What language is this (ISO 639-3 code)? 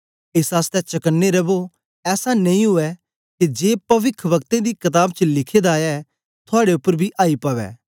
doi